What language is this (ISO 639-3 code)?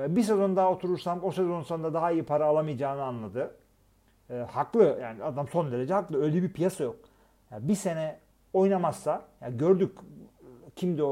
tur